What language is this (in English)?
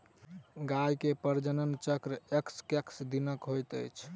Maithili